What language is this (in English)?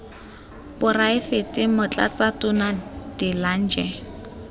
Tswana